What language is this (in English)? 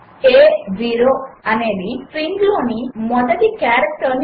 Telugu